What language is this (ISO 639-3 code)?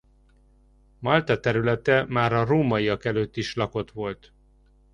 hun